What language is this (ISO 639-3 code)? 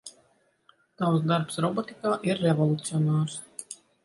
lav